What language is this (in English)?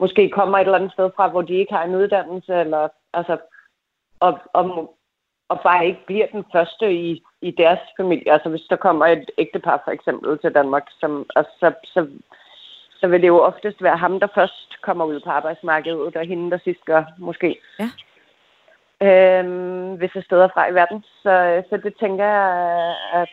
Danish